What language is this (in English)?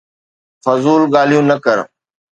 Sindhi